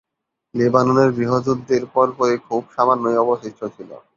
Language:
Bangla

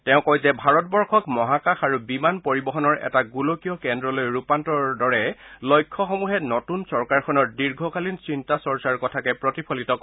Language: Assamese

